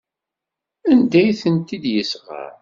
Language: Kabyle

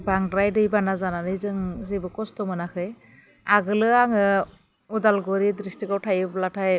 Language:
Bodo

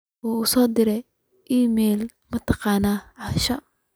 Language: Somali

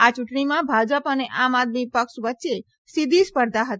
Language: Gujarati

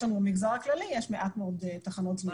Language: Hebrew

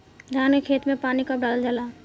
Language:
Bhojpuri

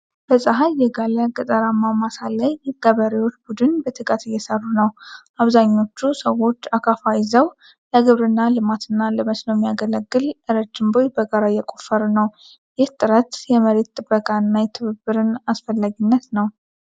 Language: Amharic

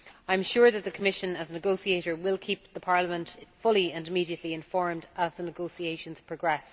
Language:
English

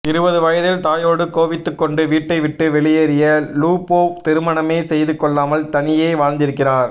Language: Tamil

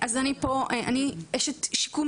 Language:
Hebrew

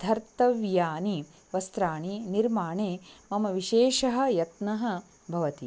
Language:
Sanskrit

